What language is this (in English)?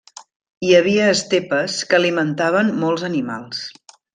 Catalan